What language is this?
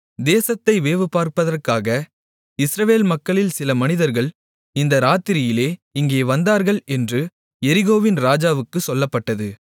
Tamil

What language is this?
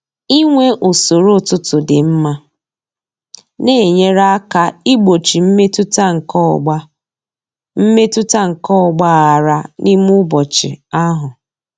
Igbo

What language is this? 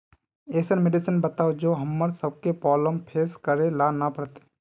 Magahi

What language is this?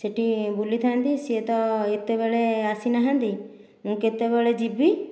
Odia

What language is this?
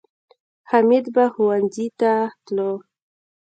Pashto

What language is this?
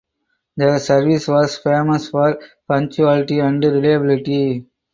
English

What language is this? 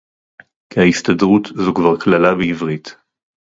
Hebrew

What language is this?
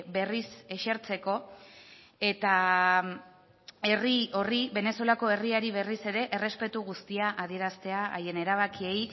Basque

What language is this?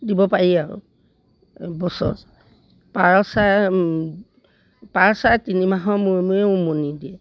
Assamese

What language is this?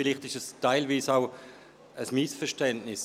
Swiss German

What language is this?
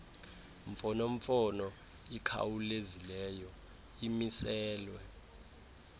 Xhosa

